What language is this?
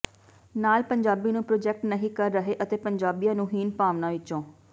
Punjabi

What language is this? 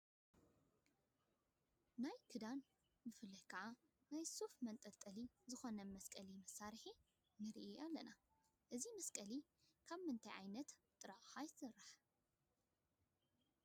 Tigrinya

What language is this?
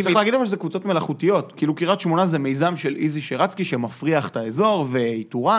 Hebrew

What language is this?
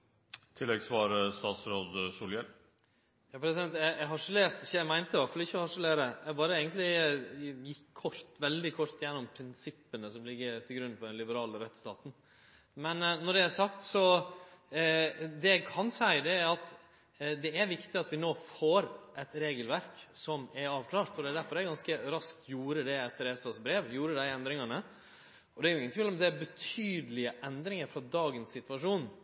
Norwegian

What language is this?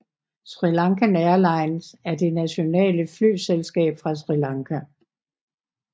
Danish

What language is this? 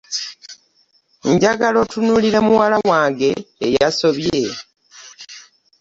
Ganda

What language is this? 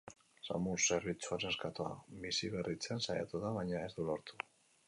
Basque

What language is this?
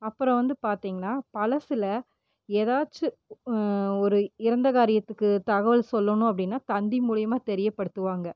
Tamil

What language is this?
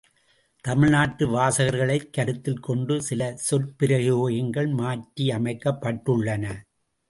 Tamil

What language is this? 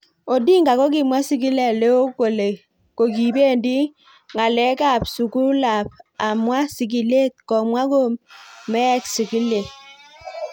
Kalenjin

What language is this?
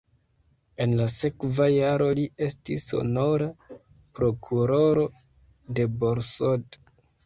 Esperanto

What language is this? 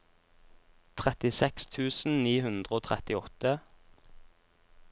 Norwegian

